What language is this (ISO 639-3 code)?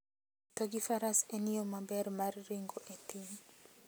luo